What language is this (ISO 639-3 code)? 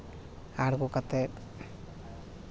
sat